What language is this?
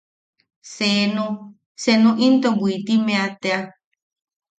Yaqui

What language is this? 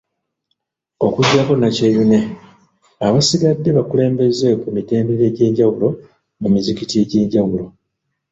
Ganda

